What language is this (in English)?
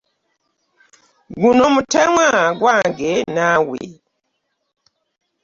Ganda